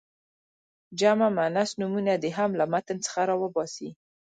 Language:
Pashto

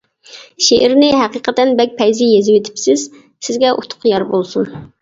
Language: Uyghur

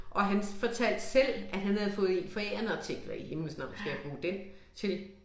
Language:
Danish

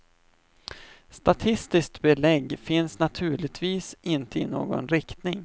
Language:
Swedish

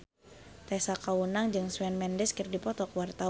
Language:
Sundanese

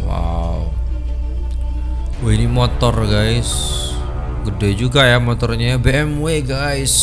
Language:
Indonesian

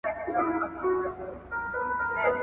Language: Pashto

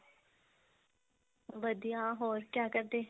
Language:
Punjabi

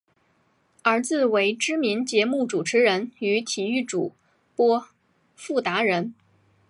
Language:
Chinese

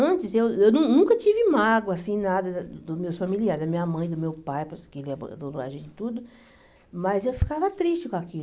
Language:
Portuguese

